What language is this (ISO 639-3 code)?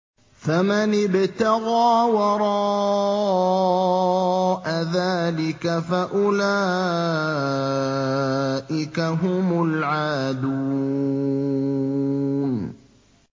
ara